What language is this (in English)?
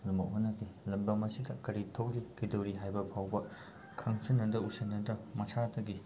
Manipuri